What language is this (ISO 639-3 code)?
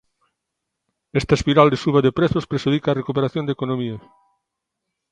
glg